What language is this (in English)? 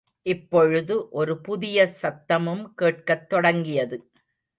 Tamil